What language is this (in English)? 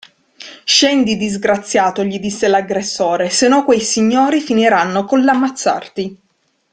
Italian